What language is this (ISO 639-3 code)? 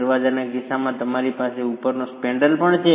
guj